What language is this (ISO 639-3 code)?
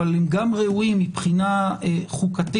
heb